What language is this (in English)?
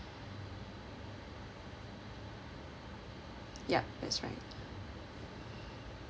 English